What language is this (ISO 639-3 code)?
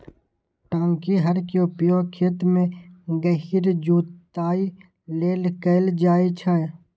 mai